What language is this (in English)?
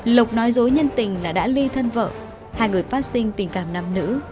Vietnamese